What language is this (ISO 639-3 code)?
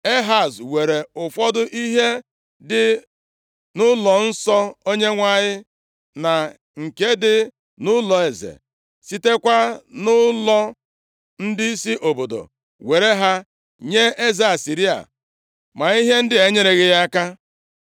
ibo